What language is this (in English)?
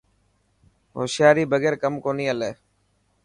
Dhatki